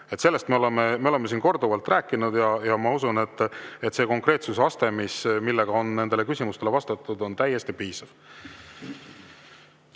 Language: Estonian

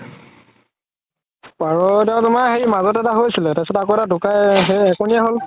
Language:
Assamese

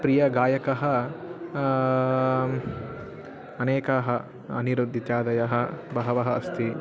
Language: Sanskrit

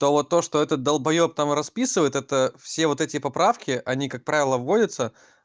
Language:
Russian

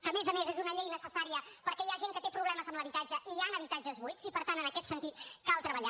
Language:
Catalan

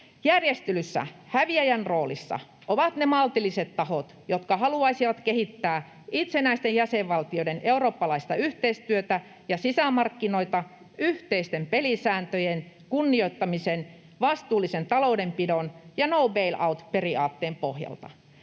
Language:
Finnish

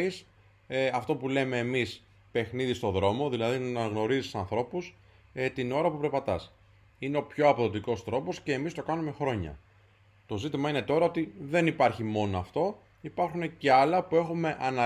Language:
Greek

